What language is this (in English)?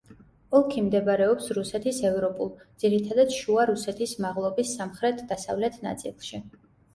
Georgian